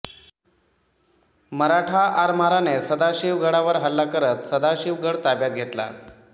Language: Marathi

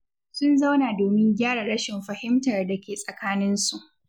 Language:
Hausa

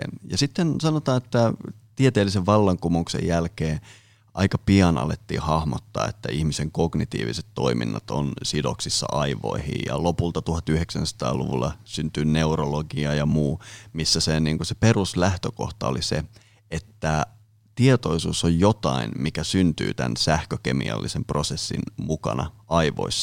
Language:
Finnish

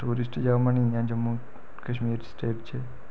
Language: Dogri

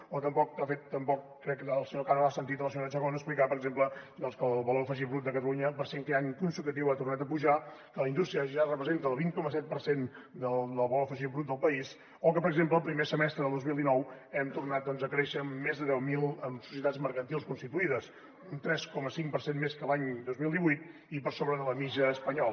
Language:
Catalan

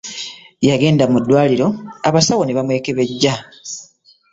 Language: Ganda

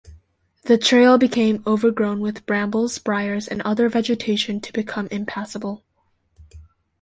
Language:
English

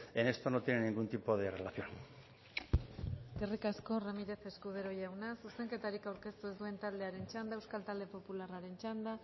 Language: Basque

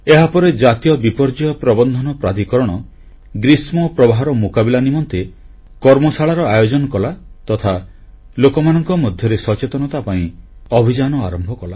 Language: Odia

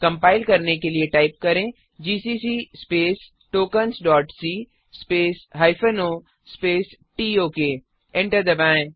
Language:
Hindi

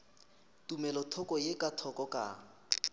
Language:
Northern Sotho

